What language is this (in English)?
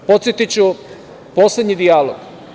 Serbian